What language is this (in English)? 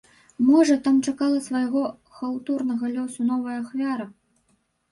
Belarusian